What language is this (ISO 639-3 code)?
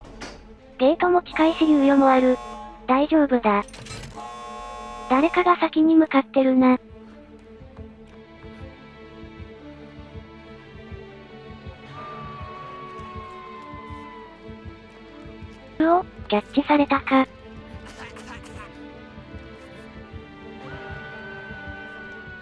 jpn